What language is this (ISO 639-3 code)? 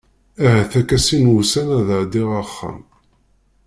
kab